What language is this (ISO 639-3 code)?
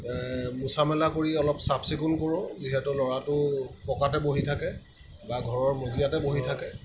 asm